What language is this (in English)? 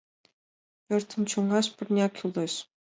Mari